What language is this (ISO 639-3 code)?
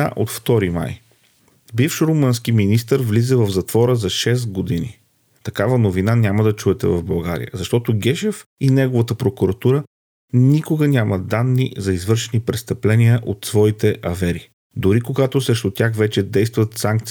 bul